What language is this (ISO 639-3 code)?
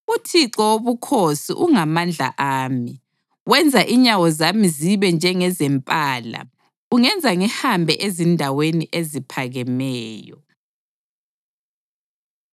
nde